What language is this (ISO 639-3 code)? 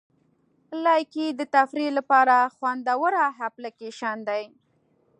pus